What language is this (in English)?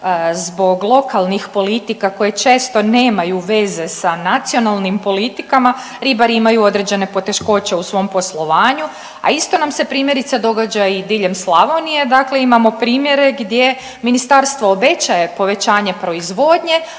Croatian